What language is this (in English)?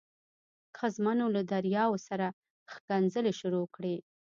Pashto